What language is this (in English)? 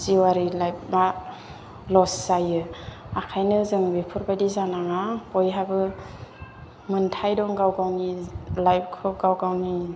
Bodo